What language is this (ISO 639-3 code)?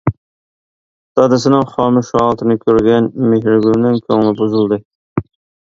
uig